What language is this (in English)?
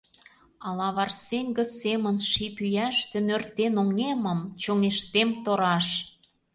Mari